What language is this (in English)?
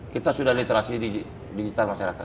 Indonesian